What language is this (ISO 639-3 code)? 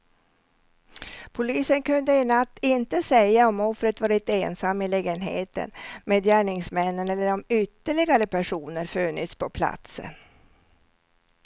swe